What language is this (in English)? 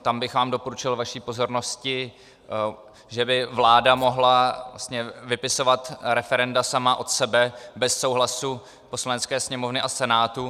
Czech